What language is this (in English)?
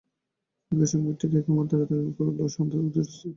Bangla